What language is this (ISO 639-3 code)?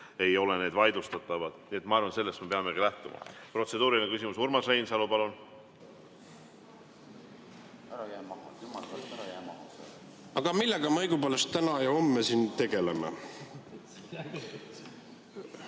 est